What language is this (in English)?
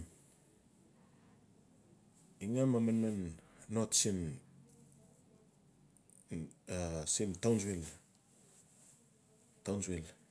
Notsi